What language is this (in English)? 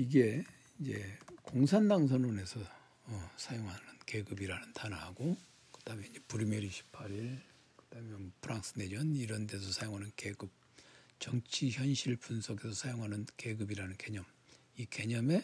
Korean